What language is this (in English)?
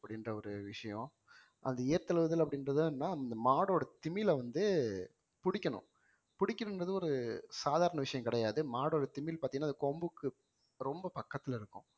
Tamil